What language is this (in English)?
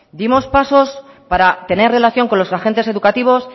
Spanish